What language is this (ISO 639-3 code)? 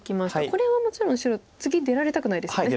jpn